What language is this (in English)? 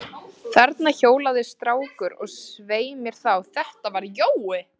Icelandic